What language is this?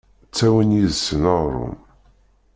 Kabyle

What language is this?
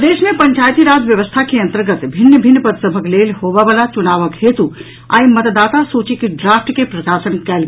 Maithili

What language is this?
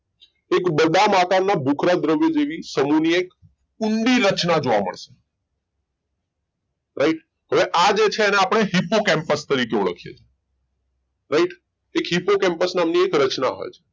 Gujarati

